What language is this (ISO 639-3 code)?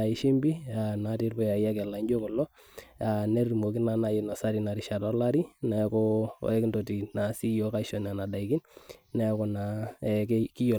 mas